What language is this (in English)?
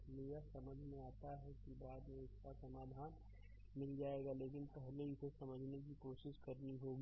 Hindi